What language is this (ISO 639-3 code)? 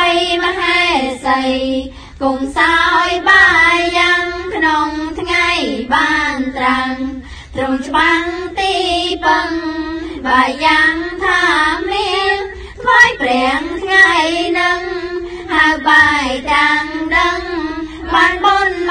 tha